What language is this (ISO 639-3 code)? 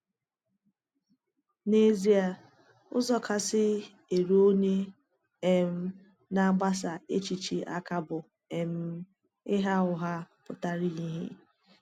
ibo